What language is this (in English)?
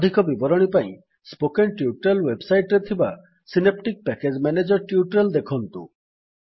Odia